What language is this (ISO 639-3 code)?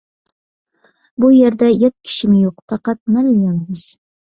uig